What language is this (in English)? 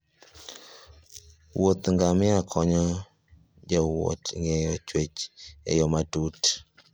Luo (Kenya and Tanzania)